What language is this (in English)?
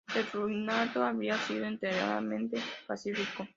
Spanish